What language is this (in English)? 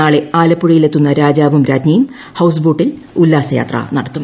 Malayalam